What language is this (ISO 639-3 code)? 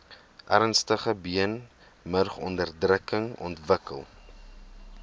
afr